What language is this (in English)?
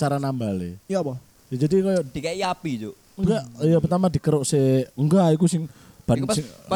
Indonesian